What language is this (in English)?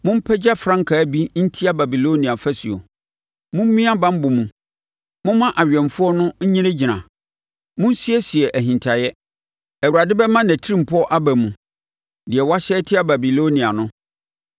Akan